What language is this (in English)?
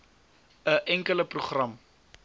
Afrikaans